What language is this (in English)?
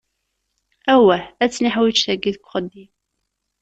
Kabyle